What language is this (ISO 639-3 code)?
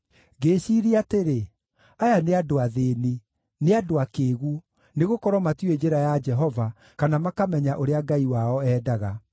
kik